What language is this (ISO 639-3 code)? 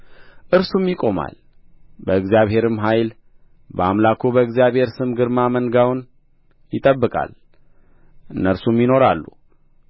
amh